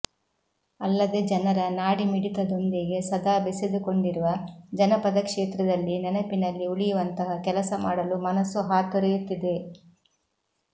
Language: Kannada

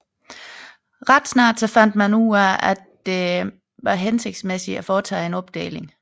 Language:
Danish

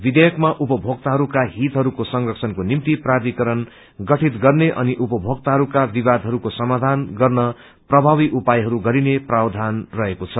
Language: Nepali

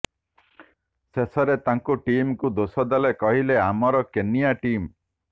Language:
Odia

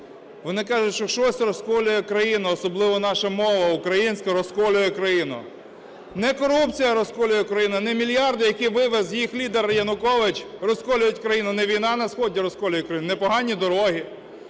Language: Ukrainian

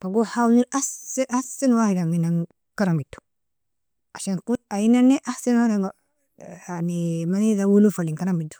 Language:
Nobiin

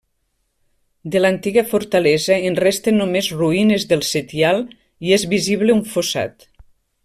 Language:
Catalan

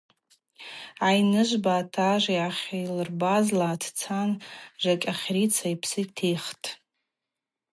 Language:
Abaza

